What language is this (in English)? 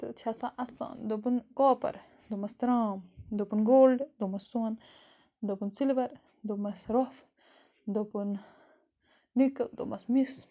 Kashmiri